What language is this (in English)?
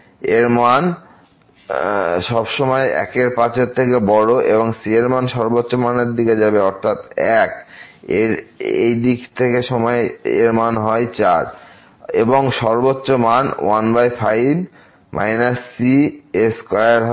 Bangla